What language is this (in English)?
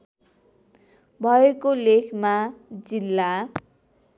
Nepali